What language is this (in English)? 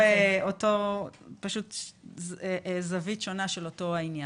Hebrew